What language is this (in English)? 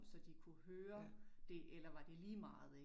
Danish